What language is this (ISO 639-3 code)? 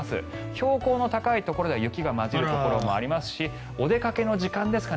jpn